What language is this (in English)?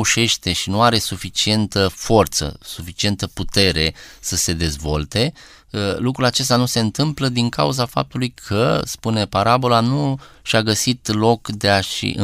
Romanian